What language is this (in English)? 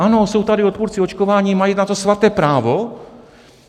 Czech